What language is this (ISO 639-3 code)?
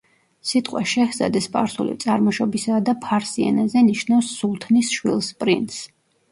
kat